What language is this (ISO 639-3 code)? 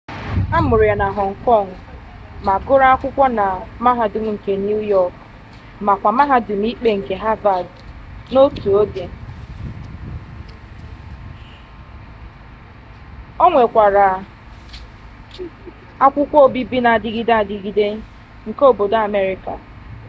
ibo